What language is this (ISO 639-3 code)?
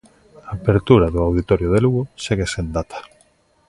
glg